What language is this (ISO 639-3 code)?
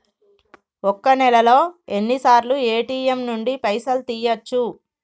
tel